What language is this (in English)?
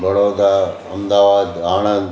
Sindhi